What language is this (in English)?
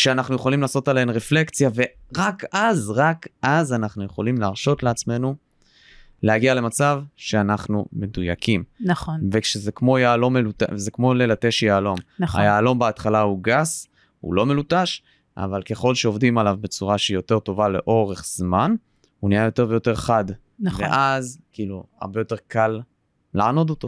Hebrew